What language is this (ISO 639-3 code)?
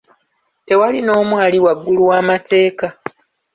lug